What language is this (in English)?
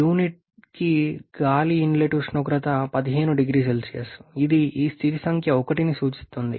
Telugu